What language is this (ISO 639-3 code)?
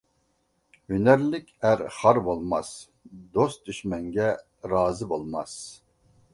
uig